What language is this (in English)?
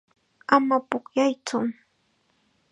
Chiquián Ancash Quechua